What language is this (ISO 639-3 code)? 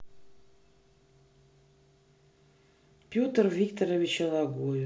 rus